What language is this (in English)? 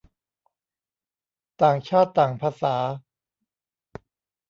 Thai